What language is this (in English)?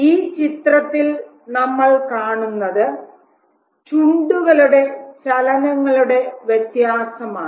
Malayalam